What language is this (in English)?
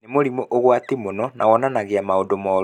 Kikuyu